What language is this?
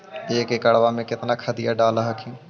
Magahi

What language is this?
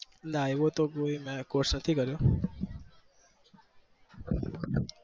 Gujarati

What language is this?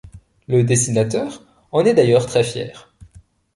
French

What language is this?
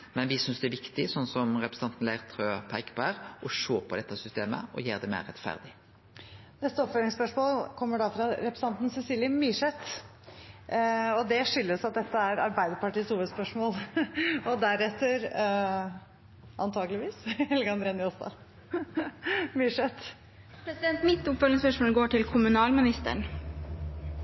Norwegian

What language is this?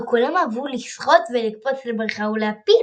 Hebrew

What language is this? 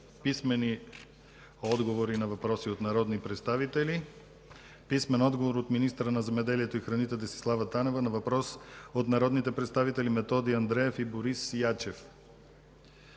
Bulgarian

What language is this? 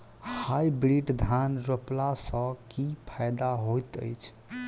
Maithili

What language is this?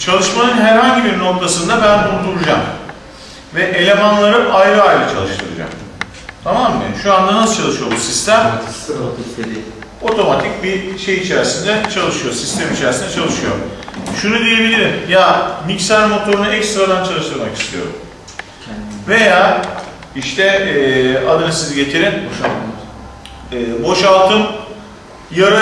Turkish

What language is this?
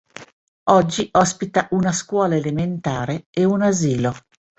Italian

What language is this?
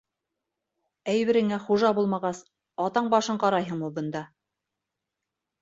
Bashkir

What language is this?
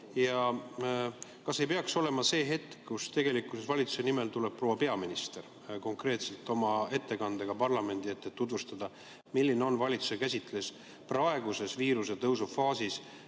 Estonian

